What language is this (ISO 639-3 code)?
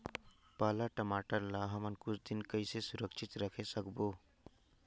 hne